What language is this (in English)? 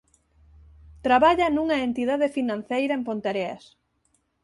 Galician